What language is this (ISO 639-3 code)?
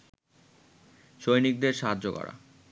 ben